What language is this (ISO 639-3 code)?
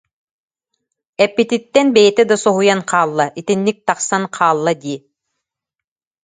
sah